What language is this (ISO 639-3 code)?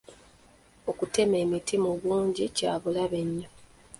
lug